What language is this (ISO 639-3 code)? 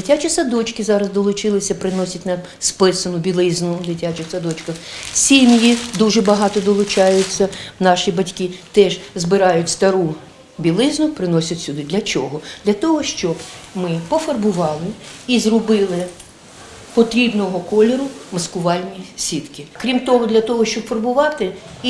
ukr